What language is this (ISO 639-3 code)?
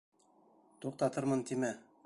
bak